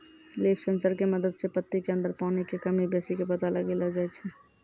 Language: Maithili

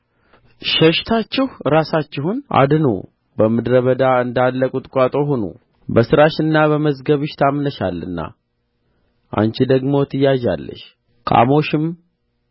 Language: Amharic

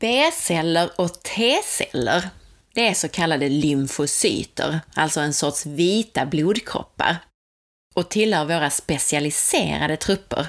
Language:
Swedish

